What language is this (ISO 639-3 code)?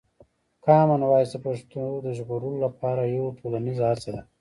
pus